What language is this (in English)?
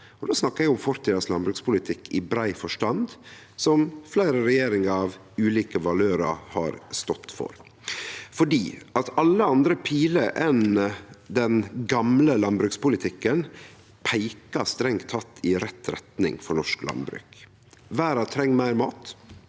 Norwegian